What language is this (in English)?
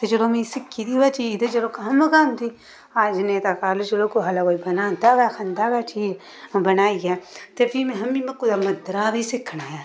Dogri